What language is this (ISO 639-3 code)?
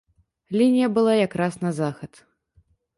bel